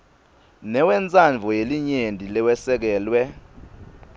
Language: Swati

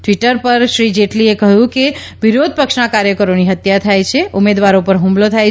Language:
Gujarati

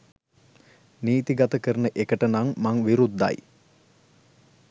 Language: Sinhala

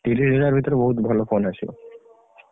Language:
Odia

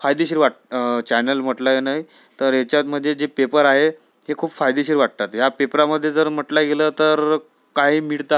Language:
Marathi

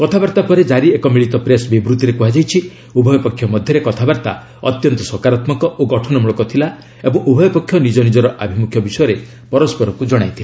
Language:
Odia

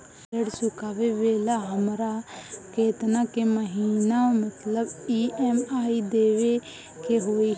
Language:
Bhojpuri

